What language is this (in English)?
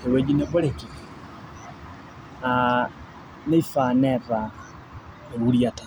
Masai